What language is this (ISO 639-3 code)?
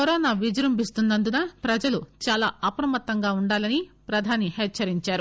tel